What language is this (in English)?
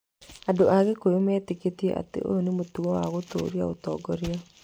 Kikuyu